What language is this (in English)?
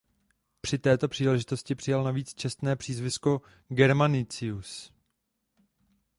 Czech